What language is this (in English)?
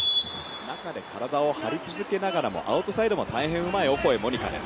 Japanese